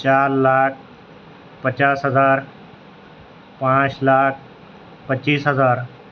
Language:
Urdu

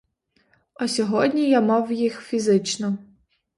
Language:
Ukrainian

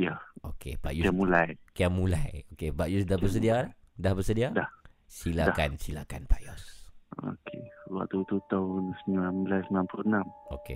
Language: Malay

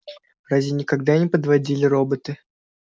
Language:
Russian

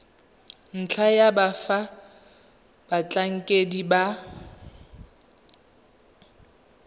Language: Tswana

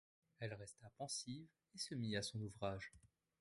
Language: French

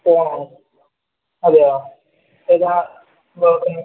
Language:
Malayalam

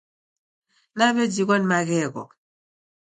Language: Taita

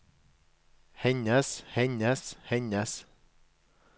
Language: Norwegian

